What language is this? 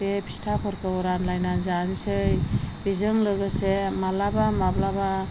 Bodo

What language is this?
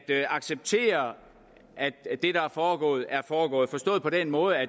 Danish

